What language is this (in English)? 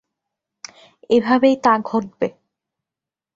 Bangla